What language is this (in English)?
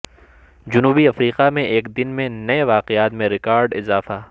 Urdu